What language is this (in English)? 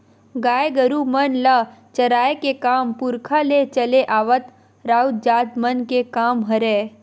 Chhattisgarhi